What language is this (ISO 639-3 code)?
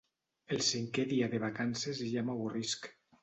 cat